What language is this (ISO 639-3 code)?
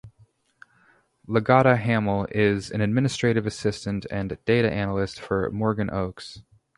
eng